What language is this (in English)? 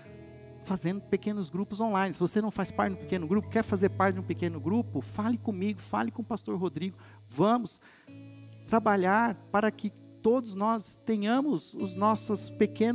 Portuguese